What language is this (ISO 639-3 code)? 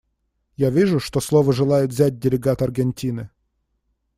rus